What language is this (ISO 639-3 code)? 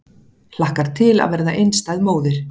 isl